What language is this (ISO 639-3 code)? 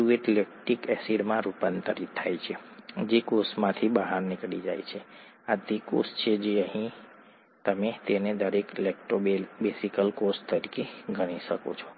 guj